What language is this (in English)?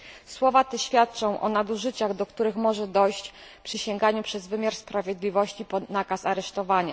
Polish